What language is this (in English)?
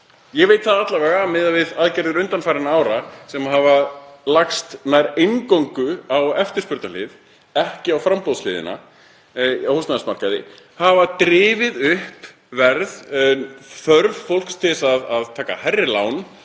Icelandic